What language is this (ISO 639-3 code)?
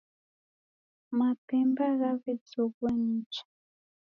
dav